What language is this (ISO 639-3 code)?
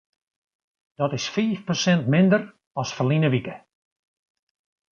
fry